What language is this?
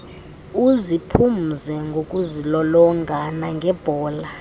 Xhosa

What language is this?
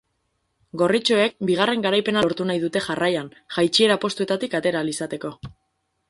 Basque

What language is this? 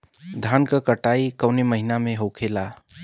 Bhojpuri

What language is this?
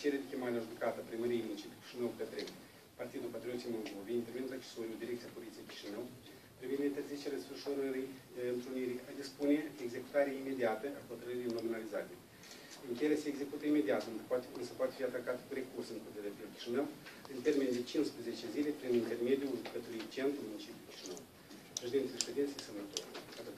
Ukrainian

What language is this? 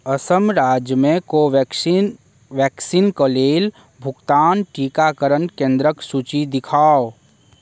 Maithili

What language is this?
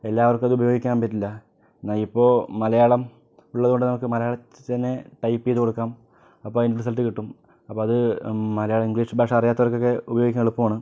Malayalam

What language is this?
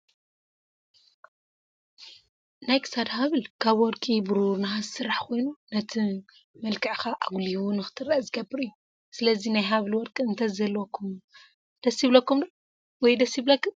Tigrinya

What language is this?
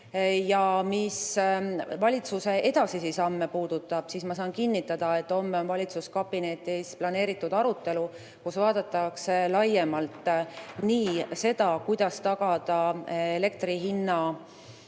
Estonian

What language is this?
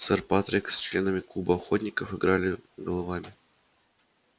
Russian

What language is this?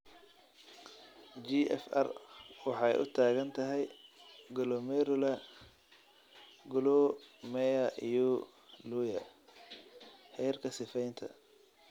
Somali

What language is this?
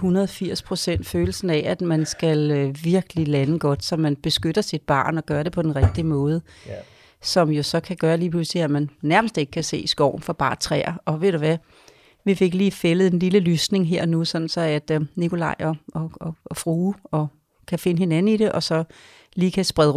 Danish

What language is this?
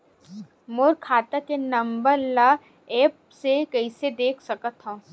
Chhattisgarhi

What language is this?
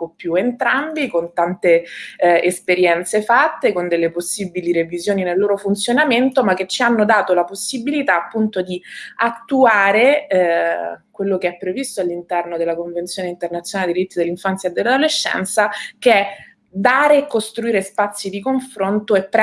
Italian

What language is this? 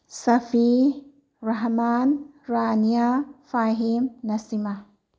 Manipuri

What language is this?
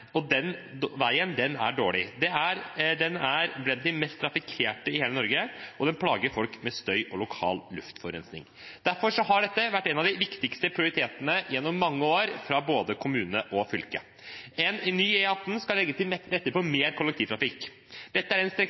Norwegian Bokmål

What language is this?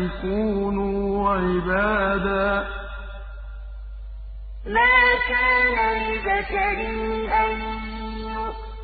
Arabic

